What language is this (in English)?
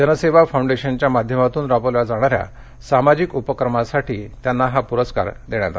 Marathi